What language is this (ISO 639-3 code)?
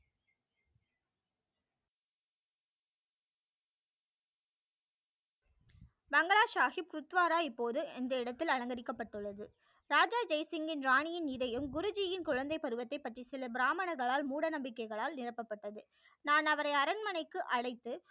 tam